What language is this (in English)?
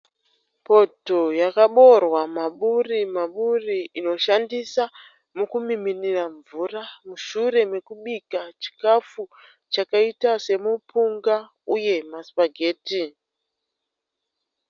Shona